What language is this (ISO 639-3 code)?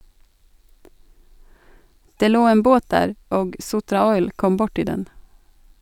nor